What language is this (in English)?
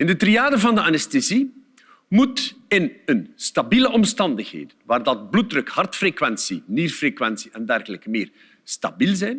Dutch